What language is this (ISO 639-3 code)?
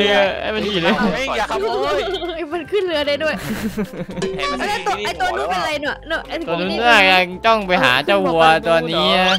tha